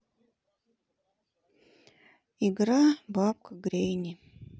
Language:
Russian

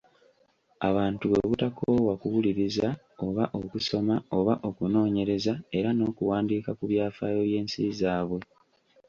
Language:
Ganda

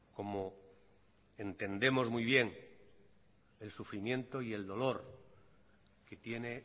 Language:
Spanish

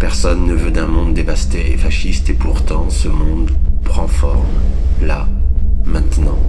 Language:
French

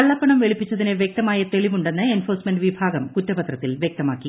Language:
Malayalam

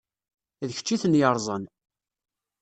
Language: Kabyle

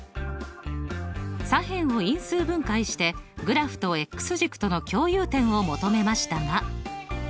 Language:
Japanese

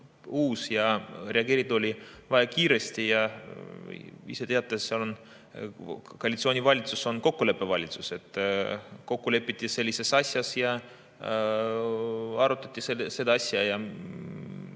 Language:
Estonian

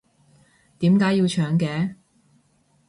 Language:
Cantonese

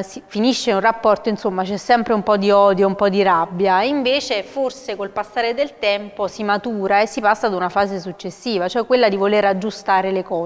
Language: Italian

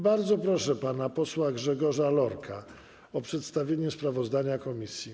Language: Polish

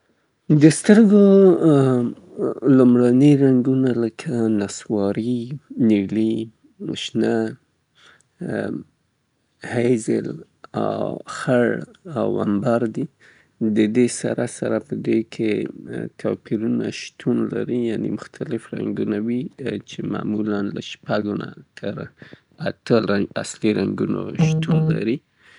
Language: Southern Pashto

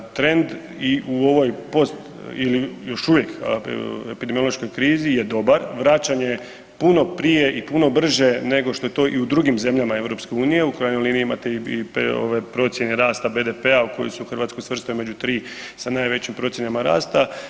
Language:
Croatian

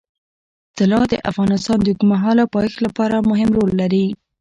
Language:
Pashto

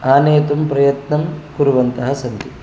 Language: Sanskrit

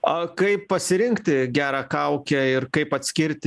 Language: Lithuanian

